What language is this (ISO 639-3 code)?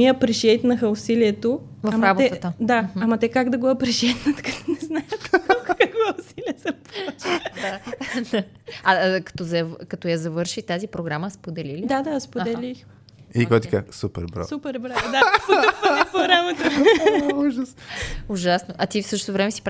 bul